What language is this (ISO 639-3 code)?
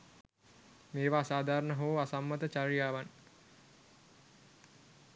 sin